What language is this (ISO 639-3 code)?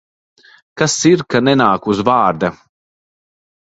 lav